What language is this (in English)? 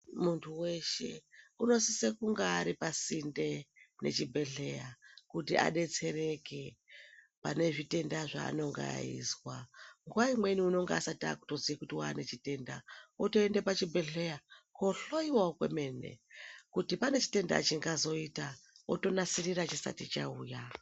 Ndau